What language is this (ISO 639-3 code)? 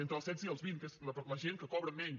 cat